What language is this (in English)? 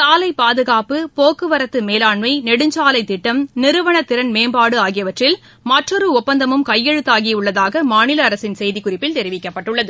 Tamil